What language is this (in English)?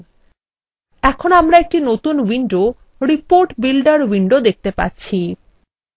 Bangla